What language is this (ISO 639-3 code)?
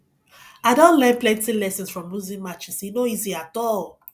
pcm